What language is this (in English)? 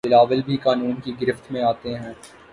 Urdu